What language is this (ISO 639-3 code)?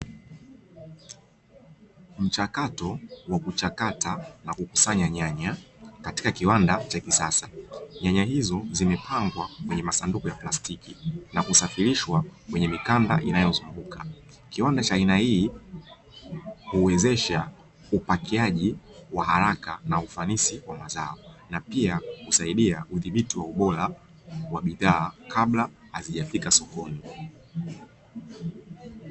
swa